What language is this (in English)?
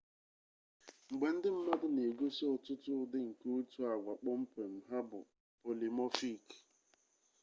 Igbo